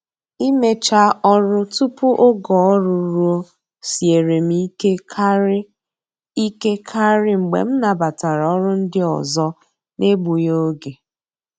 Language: Igbo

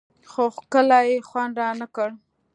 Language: Pashto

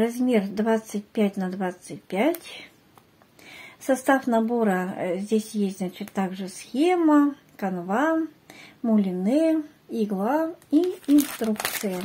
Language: Russian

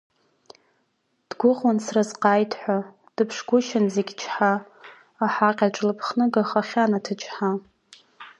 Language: Abkhazian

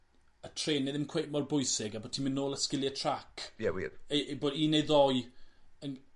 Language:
Welsh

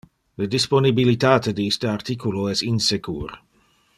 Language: Interlingua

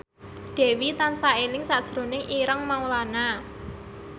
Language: Javanese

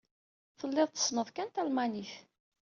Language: Kabyle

